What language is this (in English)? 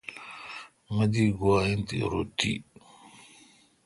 Kalkoti